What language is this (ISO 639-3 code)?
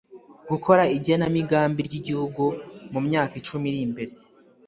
kin